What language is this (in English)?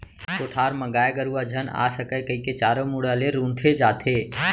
Chhattisgarhi